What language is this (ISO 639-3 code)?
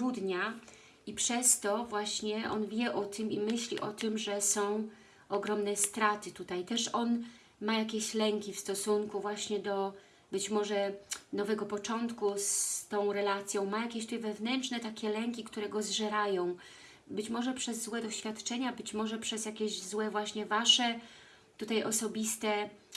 pol